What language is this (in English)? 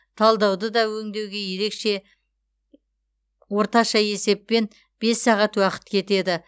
Kazakh